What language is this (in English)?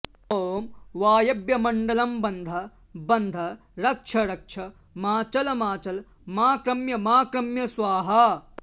Sanskrit